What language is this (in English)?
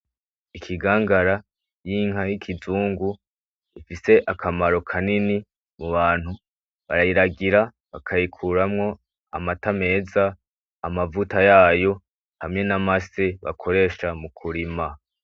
Rundi